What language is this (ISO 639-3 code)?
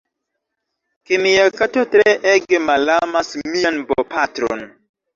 epo